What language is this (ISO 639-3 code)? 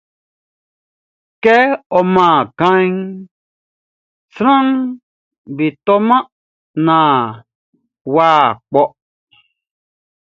bci